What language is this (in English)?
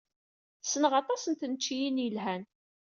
Kabyle